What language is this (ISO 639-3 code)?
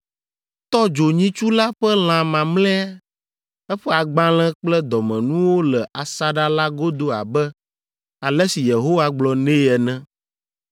ewe